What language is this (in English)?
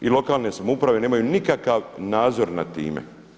Croatian